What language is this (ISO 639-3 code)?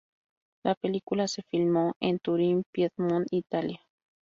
spa